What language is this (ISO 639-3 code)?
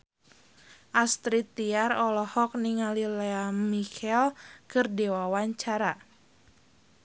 sun